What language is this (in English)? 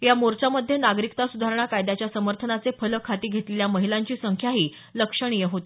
Marathi